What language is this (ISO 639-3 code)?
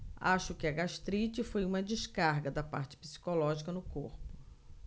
por